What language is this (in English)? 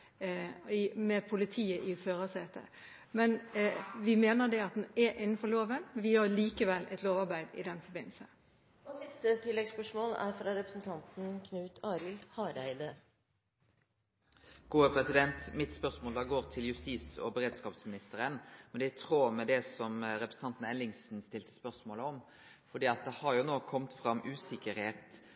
Norwegian